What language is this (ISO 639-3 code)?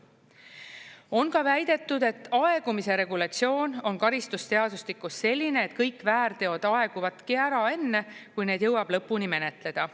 est